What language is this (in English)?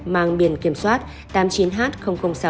Vietnamese